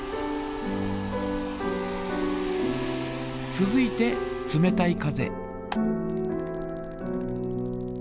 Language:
Japanese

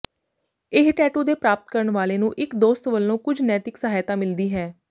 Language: Punjabi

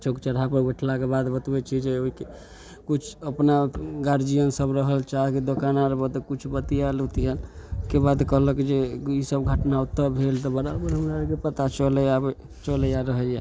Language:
Maithili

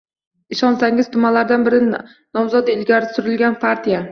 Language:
Uzbek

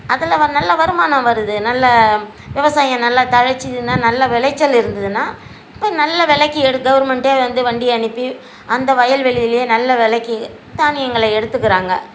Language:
Tamil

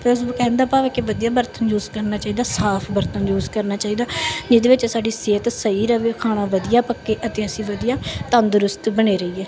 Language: Punjabi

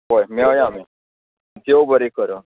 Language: Konkani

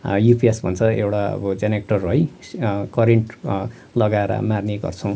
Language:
Nepali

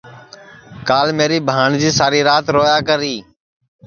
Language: Sansi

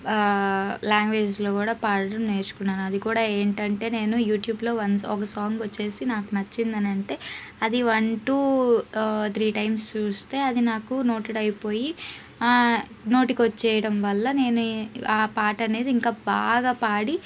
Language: Telugu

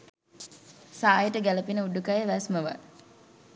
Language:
Sinhala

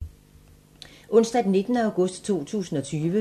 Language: Danish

